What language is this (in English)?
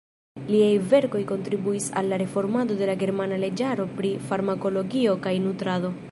Esperanto